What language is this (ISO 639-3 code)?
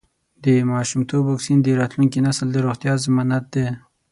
pus